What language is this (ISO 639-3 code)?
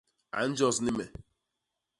bas